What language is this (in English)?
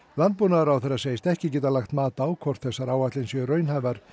Icelandic